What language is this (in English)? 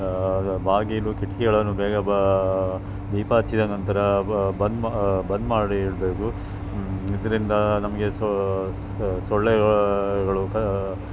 Kannada